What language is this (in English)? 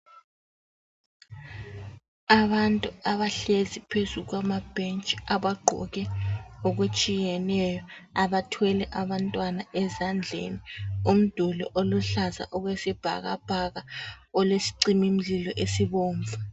North Ndebele